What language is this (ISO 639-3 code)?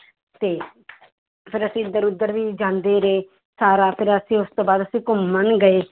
pan